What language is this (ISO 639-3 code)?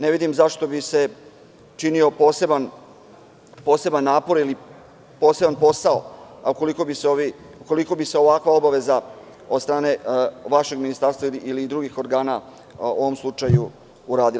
srp